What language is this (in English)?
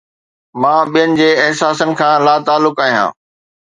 Sindhi